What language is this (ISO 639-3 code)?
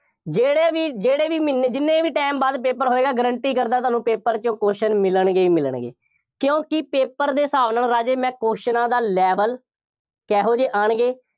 pan